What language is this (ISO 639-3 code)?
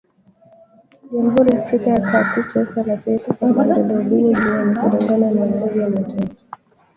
swa